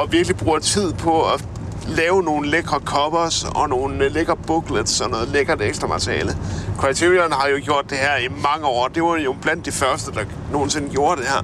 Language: Danish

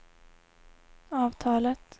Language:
Swedish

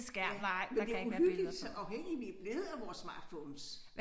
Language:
Danish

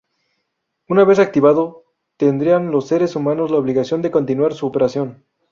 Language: Spanish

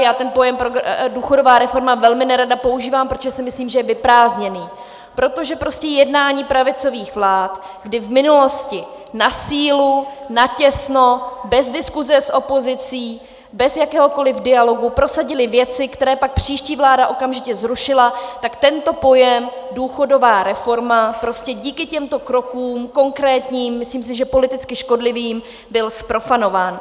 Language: Czech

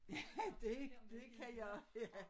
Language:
Danish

